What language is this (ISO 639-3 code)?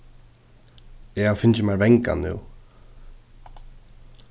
fao